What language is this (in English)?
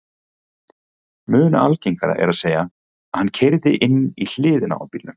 Icelandic